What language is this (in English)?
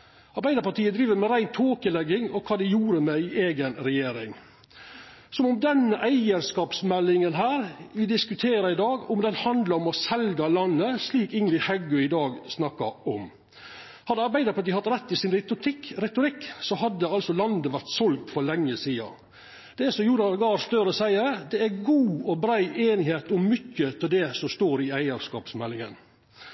Norwegian Nynorsk